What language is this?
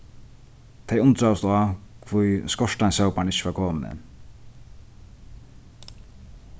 Faroese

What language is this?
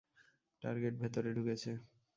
Bangla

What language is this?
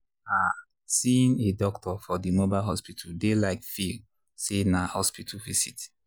Nigerian Pidgin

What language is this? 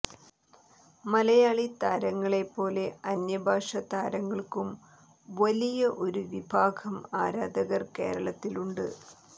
Malayalam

